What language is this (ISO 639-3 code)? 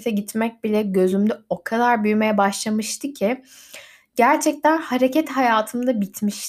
tur